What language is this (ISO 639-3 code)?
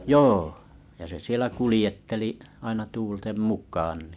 fin